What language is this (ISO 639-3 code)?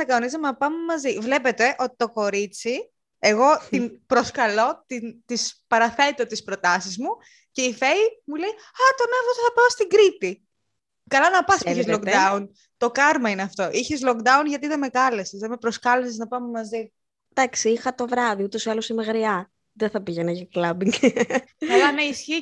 ell